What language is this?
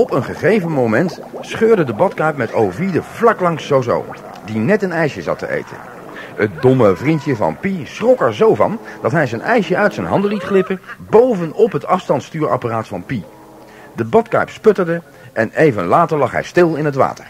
Dutch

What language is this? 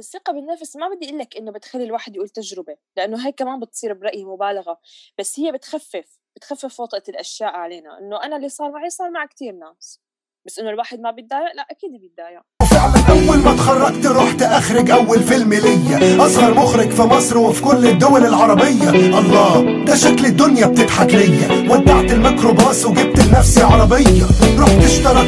Arabic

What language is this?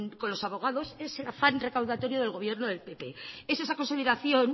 Spanish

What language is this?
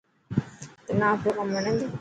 Dhatki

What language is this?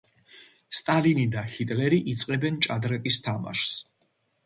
Georgian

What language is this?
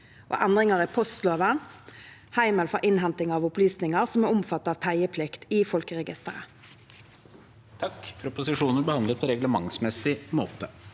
Norwegian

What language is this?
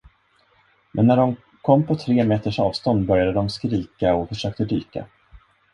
Swedish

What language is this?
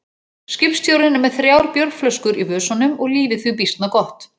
Icelandic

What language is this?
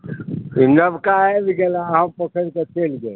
Maithili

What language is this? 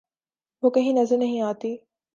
Urdu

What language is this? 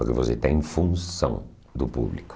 Portuguese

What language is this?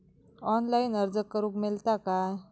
Marathi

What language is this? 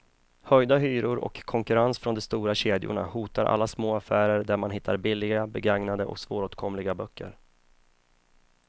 Swedish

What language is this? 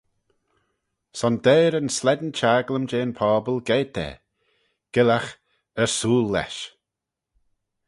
Manx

